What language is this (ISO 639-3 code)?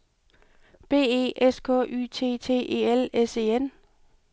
dan